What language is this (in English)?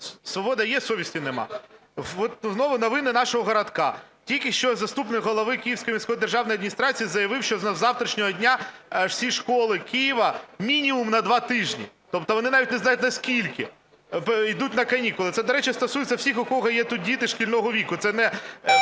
Ukrainian